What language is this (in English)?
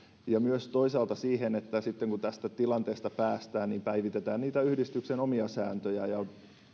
Finnish